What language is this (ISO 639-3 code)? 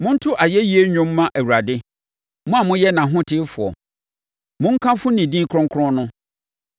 aka